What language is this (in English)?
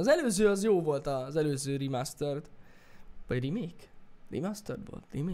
Hungarian